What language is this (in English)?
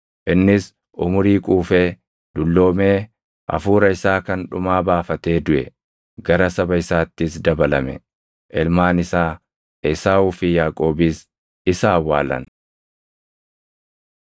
Oromo